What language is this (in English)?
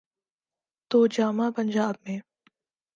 Urdu